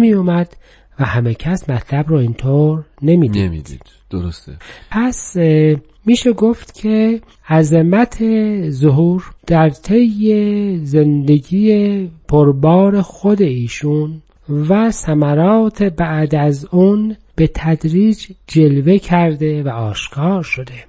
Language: Persian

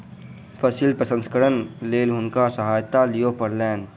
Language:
Maithili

